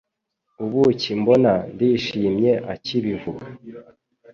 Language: Kinyarwanda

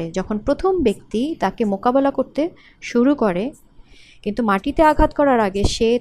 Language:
Bangla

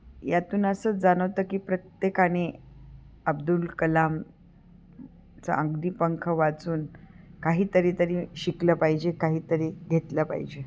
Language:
Marathi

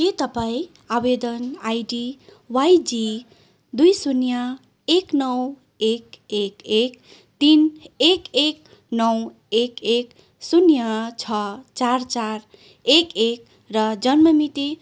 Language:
Nepali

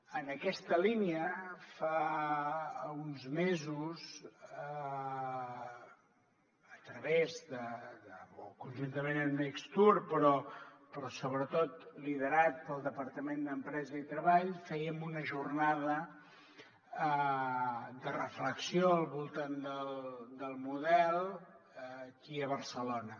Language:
Catalan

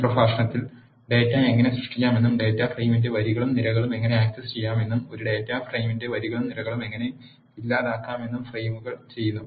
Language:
Malayalam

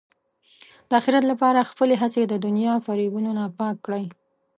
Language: Pashto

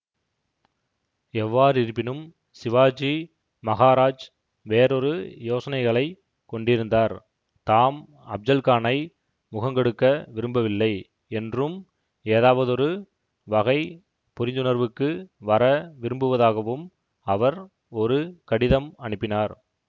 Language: Tamil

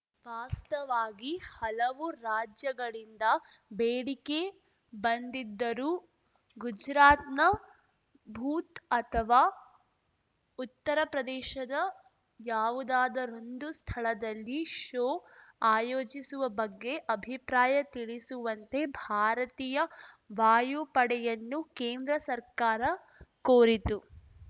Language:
Kannada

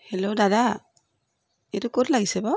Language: Assamese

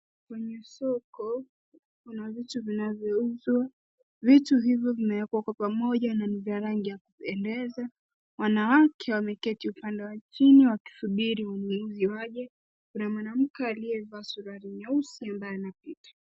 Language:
Swahili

